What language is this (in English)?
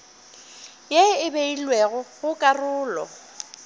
Northern Sotho